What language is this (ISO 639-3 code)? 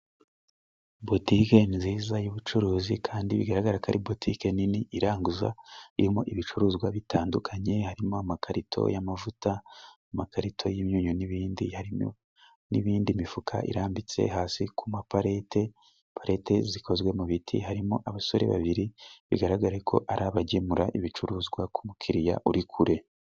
kin